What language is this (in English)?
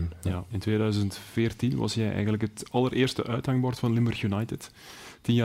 Dutch